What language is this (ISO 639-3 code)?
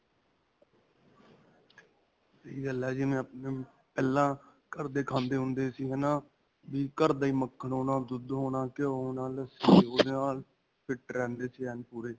pan